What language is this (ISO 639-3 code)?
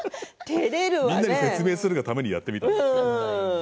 jpn